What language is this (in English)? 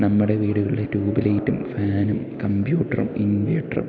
Malayalam